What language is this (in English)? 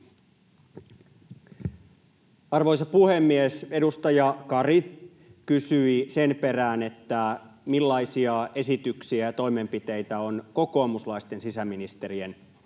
Finnish